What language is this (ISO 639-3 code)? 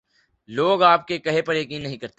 urd